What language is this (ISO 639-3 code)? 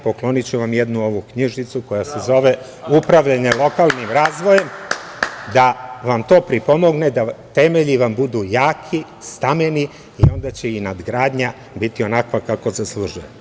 srp